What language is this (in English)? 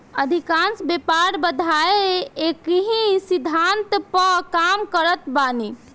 Bhojpuri